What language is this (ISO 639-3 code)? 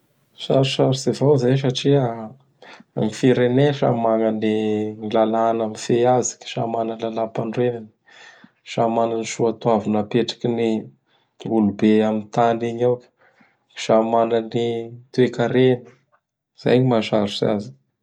bhr